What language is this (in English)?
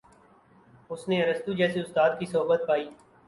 Urdu